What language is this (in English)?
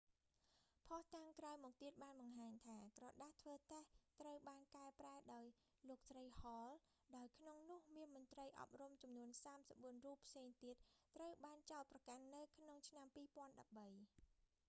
Khmer